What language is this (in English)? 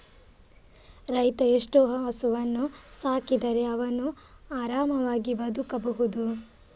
Kannada